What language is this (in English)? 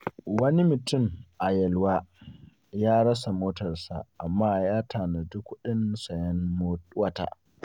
Hausa